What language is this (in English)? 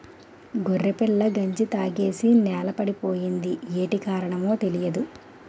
Telugu